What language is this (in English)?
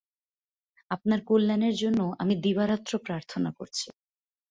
Bangla